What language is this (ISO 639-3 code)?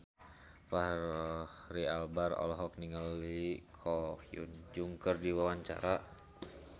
sun